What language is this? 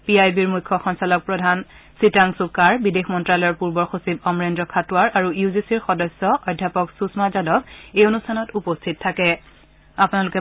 Assamese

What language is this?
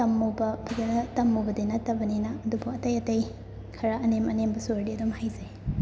Manipuri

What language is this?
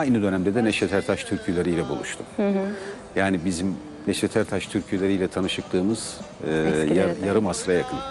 Turkish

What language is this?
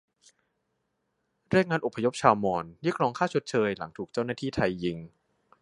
Thai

